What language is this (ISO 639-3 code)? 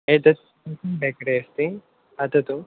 san